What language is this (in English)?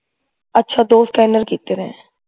Punjabi